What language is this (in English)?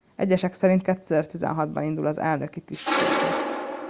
Hungarian